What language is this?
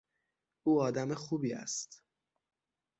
Persian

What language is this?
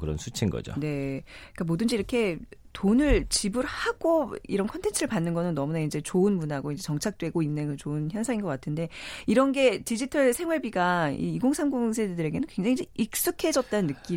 Korean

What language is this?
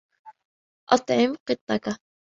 Arabic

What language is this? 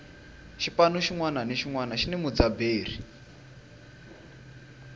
Tsonga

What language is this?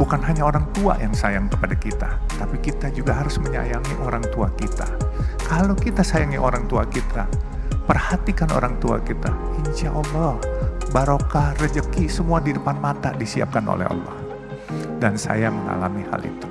Indonesian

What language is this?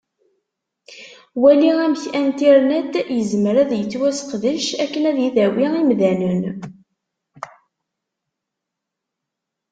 Kabyle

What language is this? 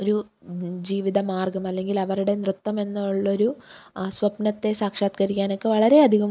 Malayalam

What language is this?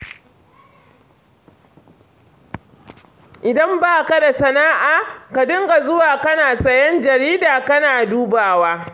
Hausa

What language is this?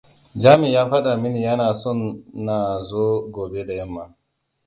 Hausa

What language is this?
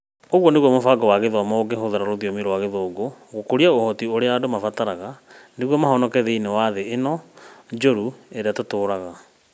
Kikuyu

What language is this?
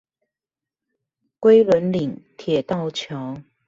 Chinese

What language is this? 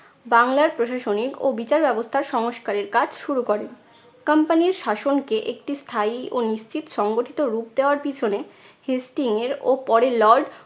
Bangla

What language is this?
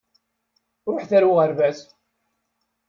Kabyle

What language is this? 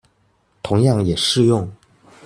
Chinese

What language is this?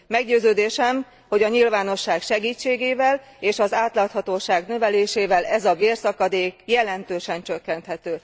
Hungarian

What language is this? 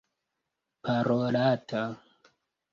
Esperanto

